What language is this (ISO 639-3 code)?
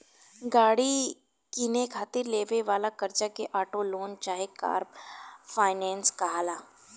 bho